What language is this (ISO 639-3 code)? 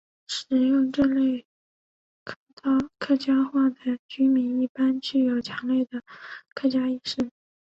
zho